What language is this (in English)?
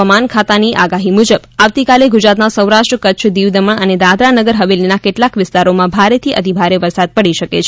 Gujarati